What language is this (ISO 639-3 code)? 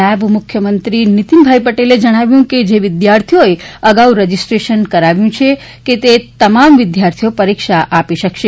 guj